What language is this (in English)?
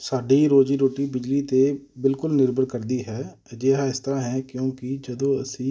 Punjabi